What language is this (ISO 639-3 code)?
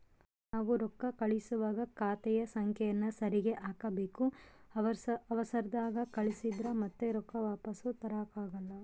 kan